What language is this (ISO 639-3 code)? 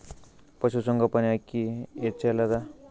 kan